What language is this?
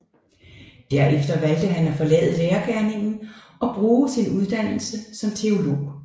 Danish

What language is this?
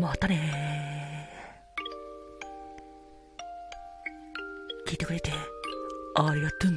Japanese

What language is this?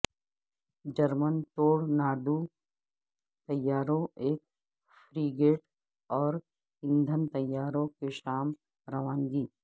Urdu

